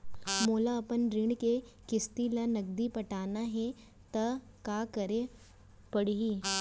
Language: Chhattisgarhi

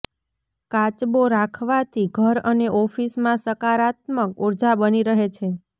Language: Gujarati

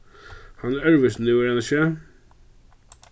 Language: Faroese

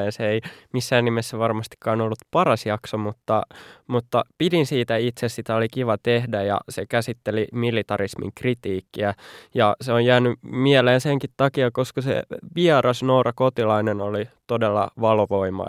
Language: Finnish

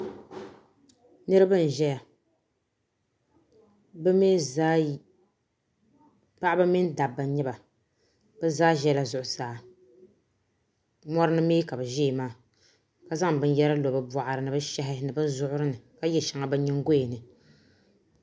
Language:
Dagbani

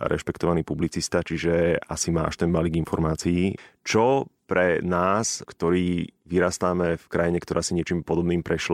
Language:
Slovak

